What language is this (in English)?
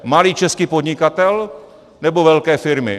Czech